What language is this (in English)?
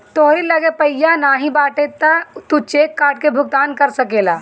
Bhojpuri